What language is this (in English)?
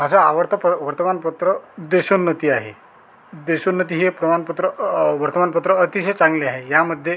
Marathi